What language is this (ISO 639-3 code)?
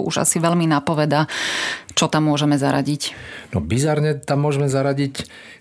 slk